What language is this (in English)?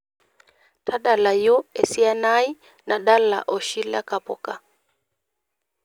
Masai